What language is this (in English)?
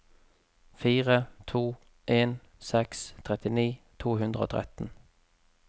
Norwegian